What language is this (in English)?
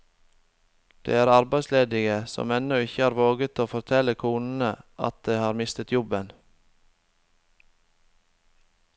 Norwegian